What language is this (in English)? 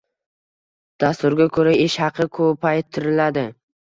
Uzbek